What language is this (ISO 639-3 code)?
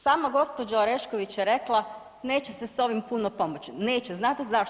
hrv